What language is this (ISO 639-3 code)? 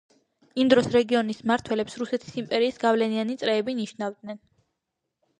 kat